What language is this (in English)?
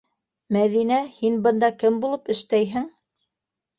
Bashkir